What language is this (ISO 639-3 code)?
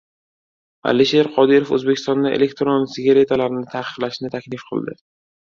uzb